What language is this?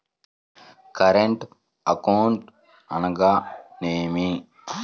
Telugu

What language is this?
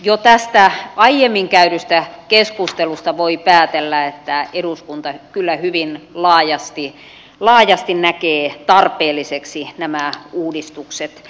Finnish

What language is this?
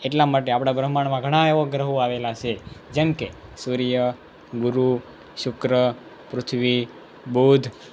Gujarati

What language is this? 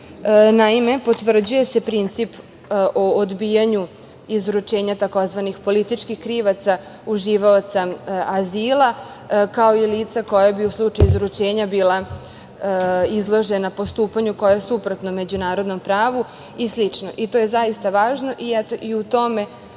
Serbian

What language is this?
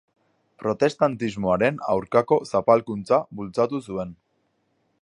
Basque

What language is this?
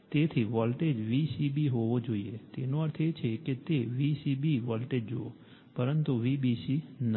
Gujarati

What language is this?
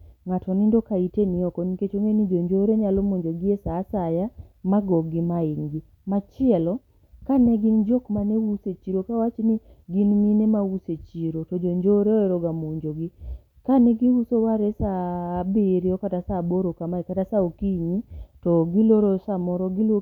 Luo (Kenya and Tanzania)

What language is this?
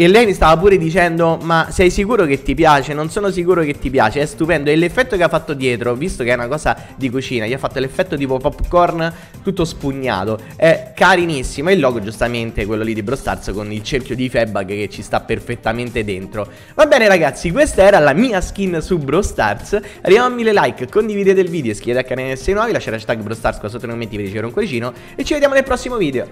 Italian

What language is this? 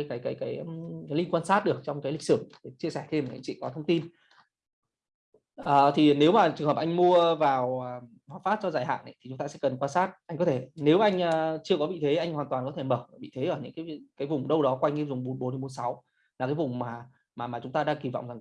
Vietnamese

